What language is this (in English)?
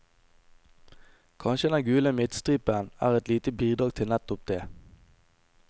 Norwegian